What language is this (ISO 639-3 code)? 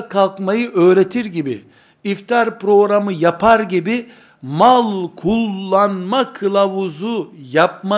tur